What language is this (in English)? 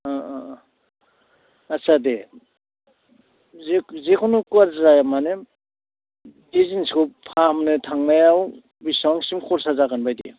Bodo